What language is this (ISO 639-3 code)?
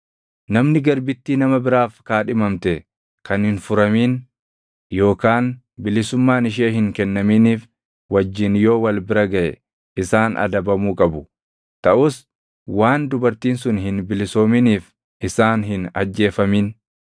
orm